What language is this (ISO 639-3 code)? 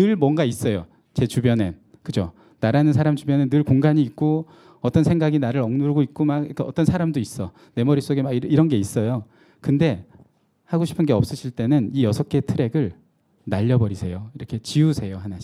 kor